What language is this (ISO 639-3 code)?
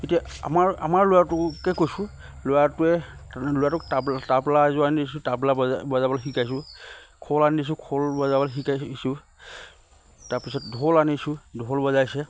asm